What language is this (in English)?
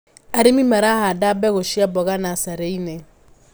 Kikuyu